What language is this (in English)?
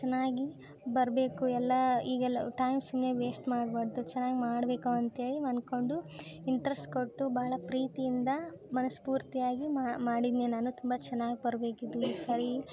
Kannada